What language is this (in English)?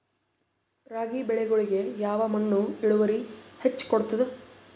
Kannada